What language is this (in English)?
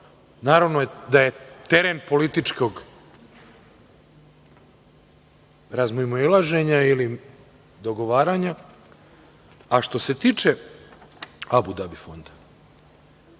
Serbian